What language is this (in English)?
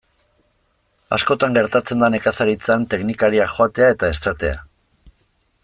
Basque